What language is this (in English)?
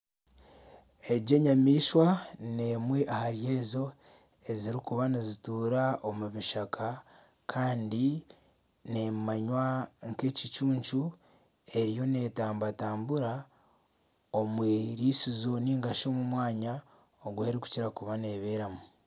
Nyankole